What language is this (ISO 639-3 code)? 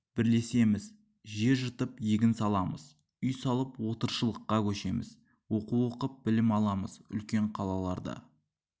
kaz